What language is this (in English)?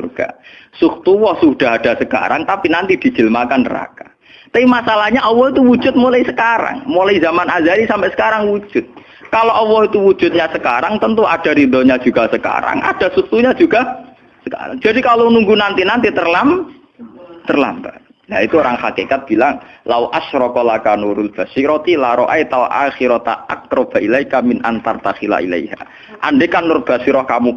Indonesian